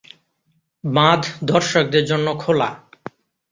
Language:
Bangla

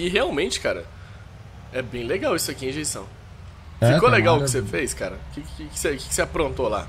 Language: Portuguese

